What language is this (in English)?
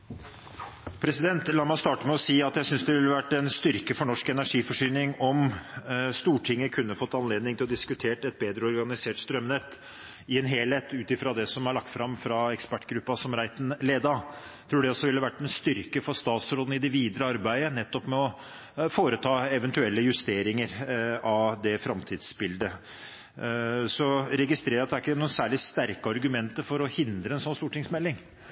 Norwegian